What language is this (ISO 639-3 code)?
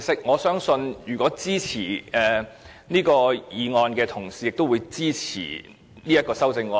yue